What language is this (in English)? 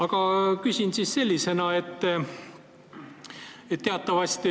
Estonian